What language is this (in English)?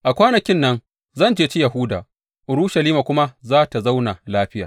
Hausa